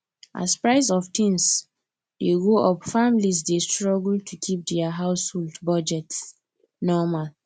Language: Nigerian Pidgin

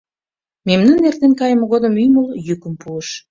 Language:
Mari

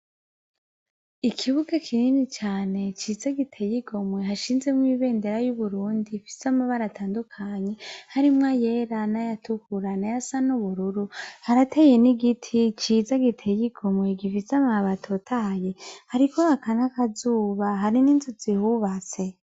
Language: Rundi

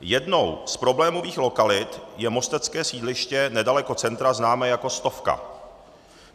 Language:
Czech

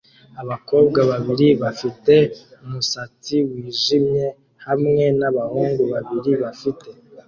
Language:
Kinyarwanda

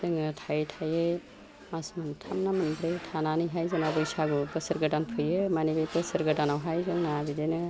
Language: Bodo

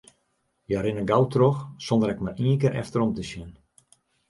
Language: Western Frisian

